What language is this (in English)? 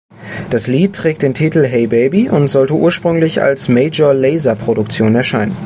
German